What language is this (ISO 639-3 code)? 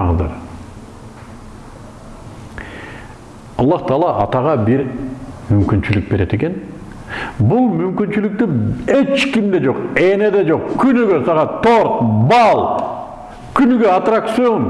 tur